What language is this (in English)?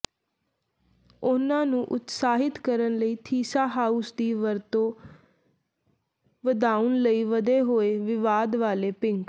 Punjabi